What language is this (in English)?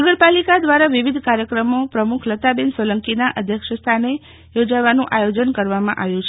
Gujarati